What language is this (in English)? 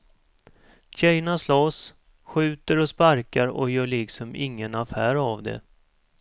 Swedish